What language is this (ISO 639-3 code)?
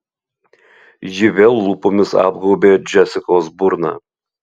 lit